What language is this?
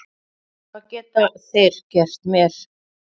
Icelandic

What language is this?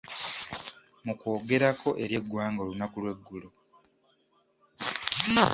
Ganda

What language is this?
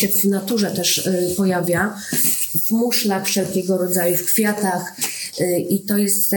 Polish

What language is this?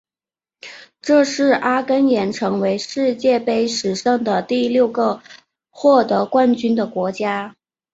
Chinese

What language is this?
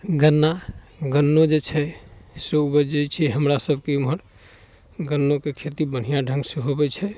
Maithili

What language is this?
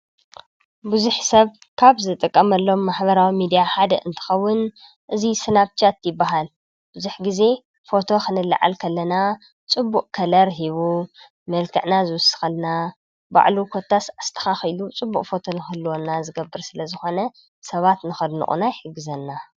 Tigrinya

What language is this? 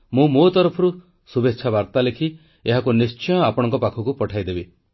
Odia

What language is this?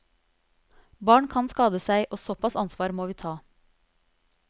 Norwegian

